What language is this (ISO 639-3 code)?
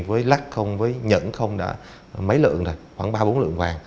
vie